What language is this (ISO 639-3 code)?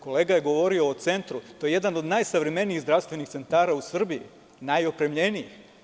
srp